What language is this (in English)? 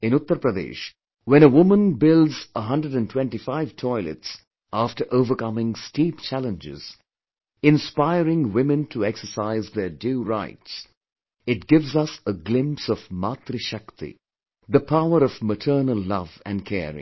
English